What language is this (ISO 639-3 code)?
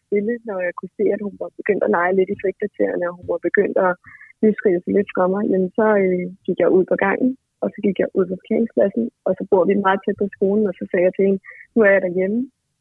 dan